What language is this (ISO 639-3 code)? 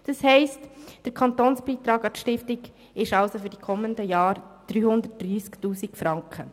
gsw